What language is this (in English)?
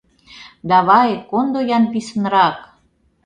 Mari